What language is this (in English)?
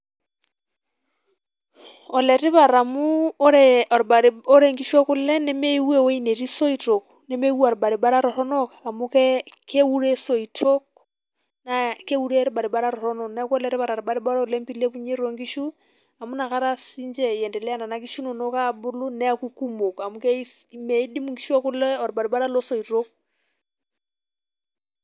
Masai